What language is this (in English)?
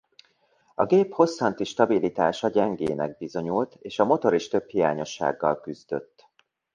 Hungarian